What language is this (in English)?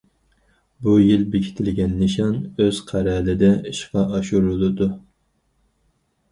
Uyghur